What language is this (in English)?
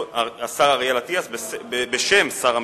Hebrew